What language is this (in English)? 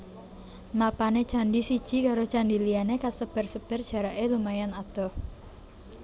Javanese